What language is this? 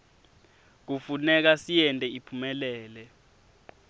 Swati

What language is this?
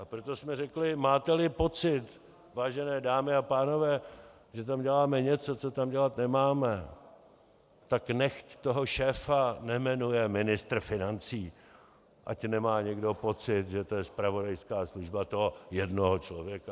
Czech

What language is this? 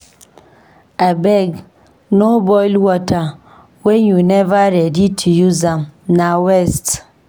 Nigerian Pidgin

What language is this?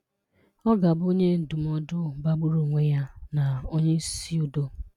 Igbo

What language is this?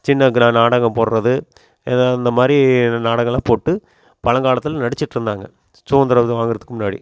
Tamil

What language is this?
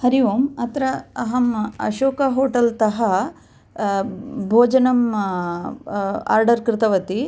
Sanskrit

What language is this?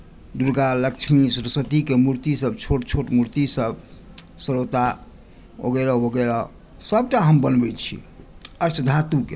Maithili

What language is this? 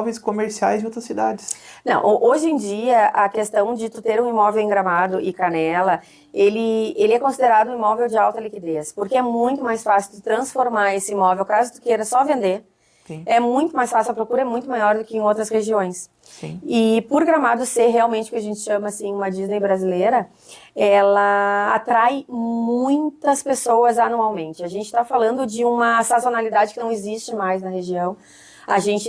Portuguese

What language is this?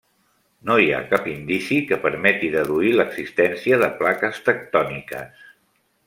Catalan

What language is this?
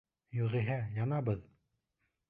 Bashkir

